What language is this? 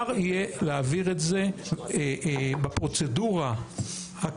Hebrew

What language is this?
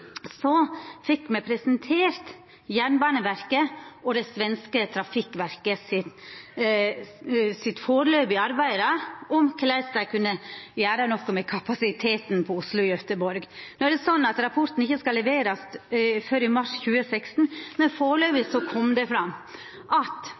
Norwegian Nynorsk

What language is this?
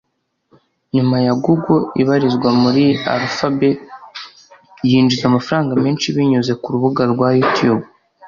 Kinyarwanda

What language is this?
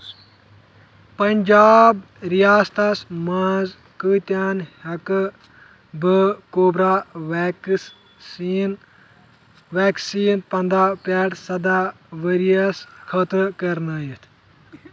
Kashmiri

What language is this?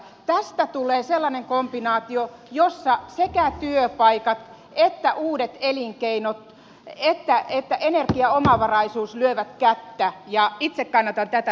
Finnish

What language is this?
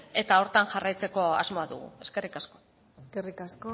Basque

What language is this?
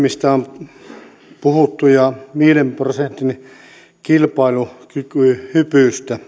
Finnish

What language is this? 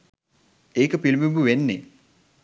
Sinhala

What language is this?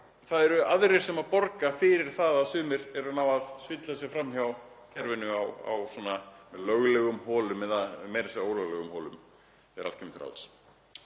Icelandic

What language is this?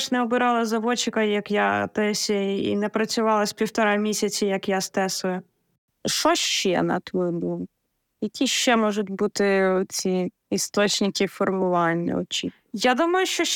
Ukrainian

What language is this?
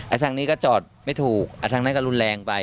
Thai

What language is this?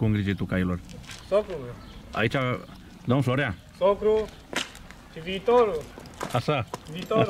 Romanian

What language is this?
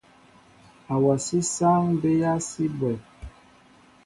Mbo (Cameroon)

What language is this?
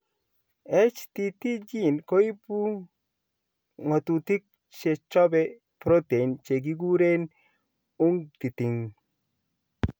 Kalenjin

